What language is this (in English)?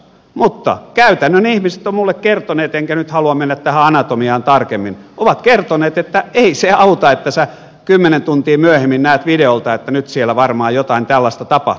Finnish